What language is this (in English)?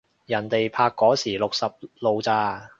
Cantonese